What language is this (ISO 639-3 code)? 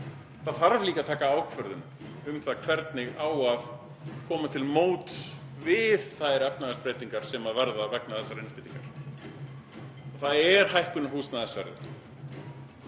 isl